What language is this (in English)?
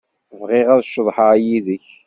Kabyle